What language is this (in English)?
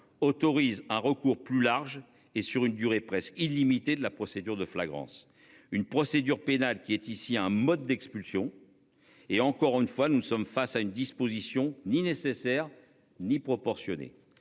French